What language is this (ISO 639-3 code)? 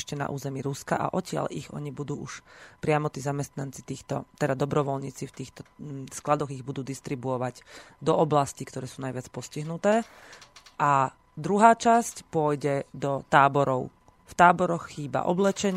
slk